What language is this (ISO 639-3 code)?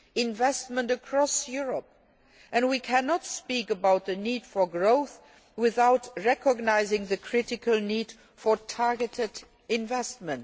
eng